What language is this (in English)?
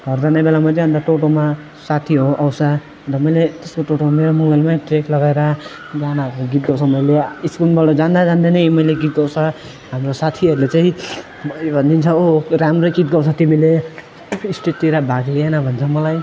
Nepali